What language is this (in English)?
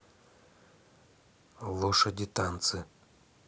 Russian